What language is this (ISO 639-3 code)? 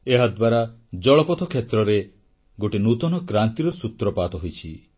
ori